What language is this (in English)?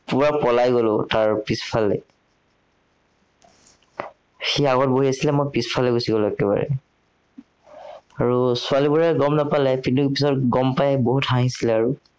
Assamese